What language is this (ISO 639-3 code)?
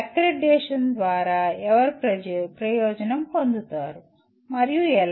tel